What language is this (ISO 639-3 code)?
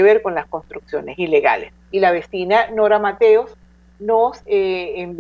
spa